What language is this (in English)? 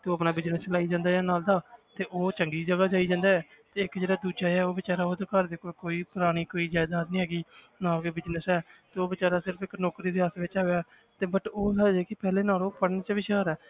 Punjabi